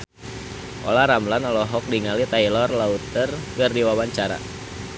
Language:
Sundanese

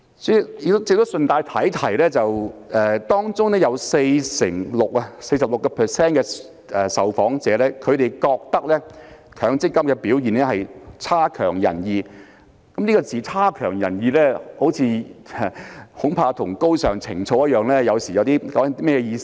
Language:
Cantonese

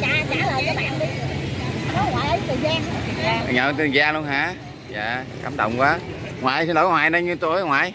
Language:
Vietnamese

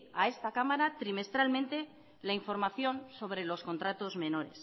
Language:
Spanish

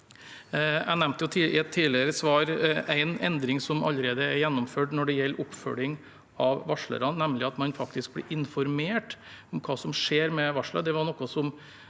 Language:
Norwegian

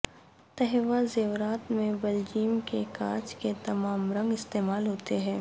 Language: Urdu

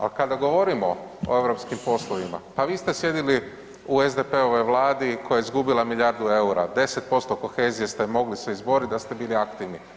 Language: Croatian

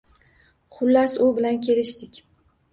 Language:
Uzbek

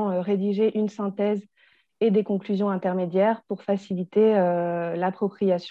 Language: French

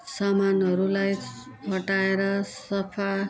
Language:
Nepali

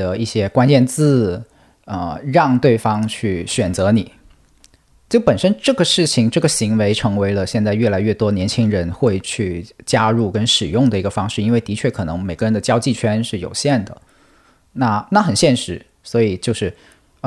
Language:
Chinese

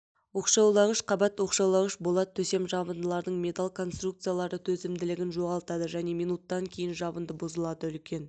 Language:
Kazakh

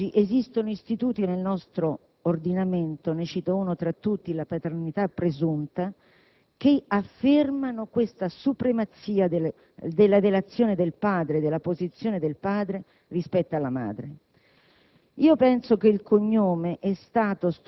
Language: Italian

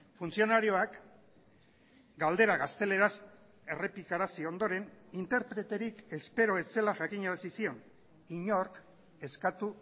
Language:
Basque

